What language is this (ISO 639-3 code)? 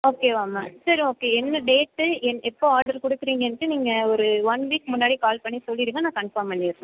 tam